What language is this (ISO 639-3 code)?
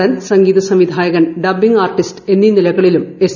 mal